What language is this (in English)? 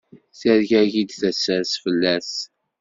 Kabyle